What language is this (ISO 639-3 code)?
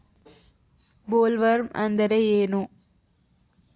kan